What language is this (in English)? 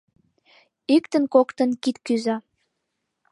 Mari